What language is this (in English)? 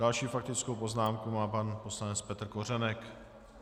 Czech